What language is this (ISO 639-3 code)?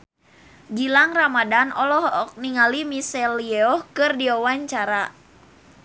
sun